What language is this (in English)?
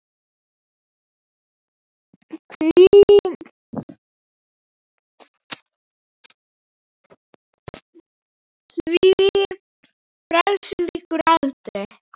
Icelandic